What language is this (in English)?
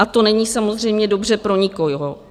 Czech